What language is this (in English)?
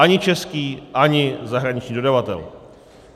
Czech